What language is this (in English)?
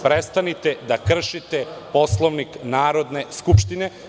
Serbian